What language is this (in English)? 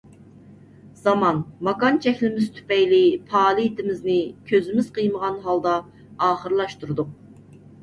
Uyghur